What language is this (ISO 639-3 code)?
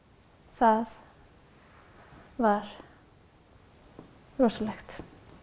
isl